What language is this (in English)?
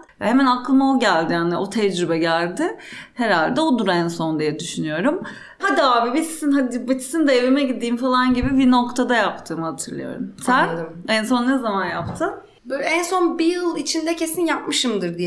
Turkish